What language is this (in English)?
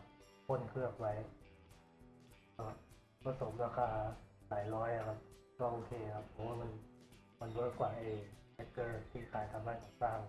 Thai